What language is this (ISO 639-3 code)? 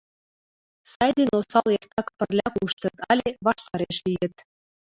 chm